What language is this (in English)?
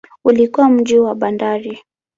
Swahili